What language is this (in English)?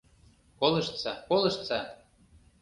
Mari